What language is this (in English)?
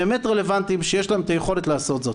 Hebrew